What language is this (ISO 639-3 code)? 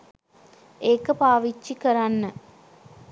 sin